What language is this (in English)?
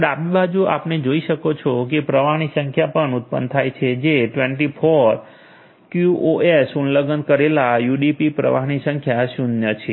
Gujarati